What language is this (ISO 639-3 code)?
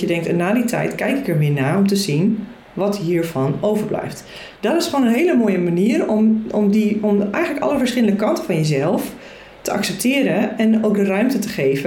nld